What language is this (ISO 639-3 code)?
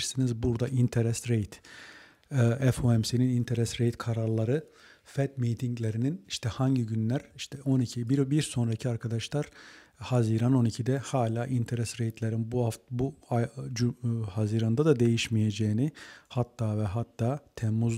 tur